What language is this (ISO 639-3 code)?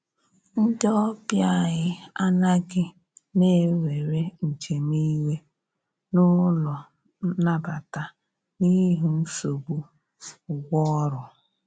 ibo